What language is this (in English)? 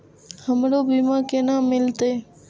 Maithili